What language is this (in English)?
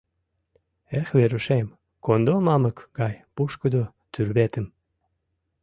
Mari